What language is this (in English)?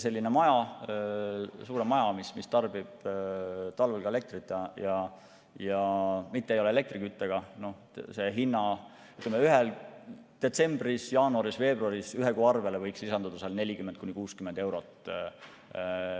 Estonian